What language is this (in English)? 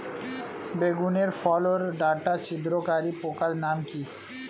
Bangla